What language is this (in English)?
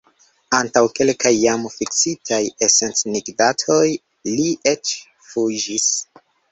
Esperanto